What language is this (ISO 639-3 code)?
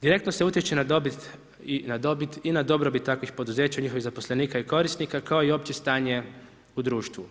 hrv